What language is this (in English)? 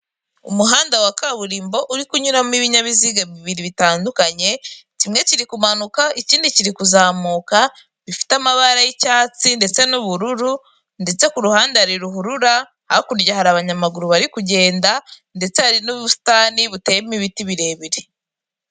Kinyarwanda